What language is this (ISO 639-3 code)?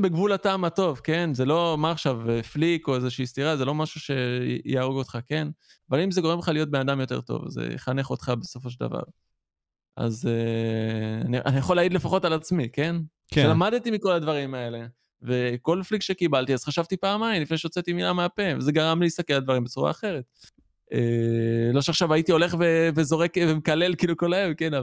heb